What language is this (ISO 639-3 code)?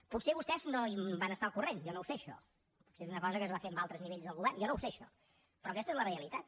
cat